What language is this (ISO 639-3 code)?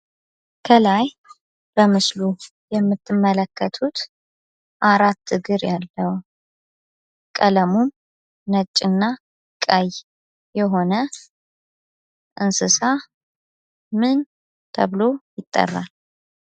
amh